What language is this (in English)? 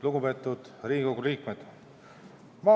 Estonian